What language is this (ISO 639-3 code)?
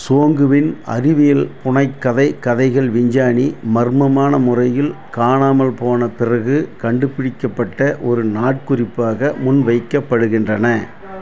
tam